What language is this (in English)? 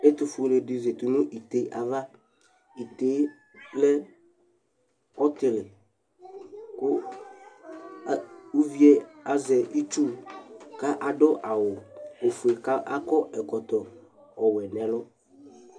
Ikposo